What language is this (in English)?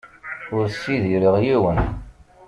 Kabyle